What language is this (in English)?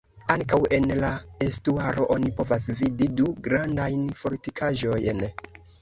Esperanto